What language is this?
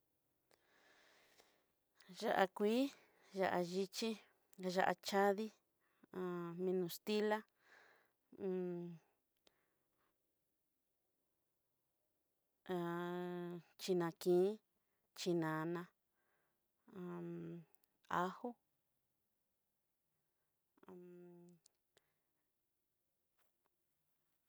Southeastern Nochixtlán Mixtec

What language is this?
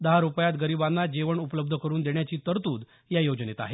Marathi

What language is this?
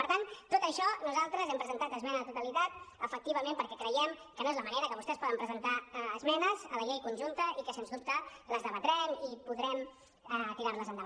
Catalan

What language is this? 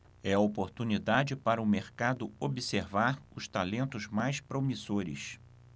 Portuguese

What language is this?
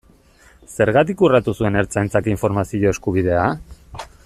Basque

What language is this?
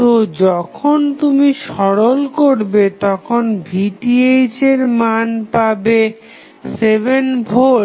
Bangla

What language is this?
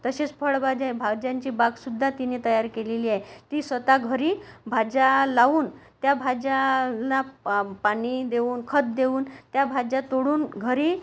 Marathi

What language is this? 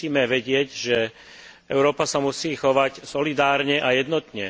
Slovak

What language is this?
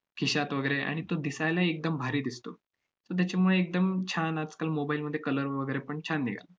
Marathi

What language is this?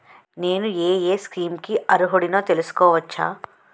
Telugu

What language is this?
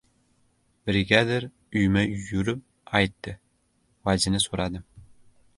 Uzbek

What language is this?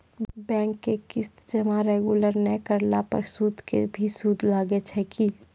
Maithili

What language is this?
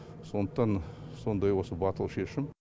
Kazakh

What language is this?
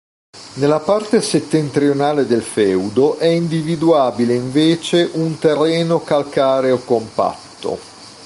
Italian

